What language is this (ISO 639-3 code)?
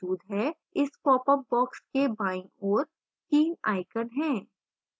hin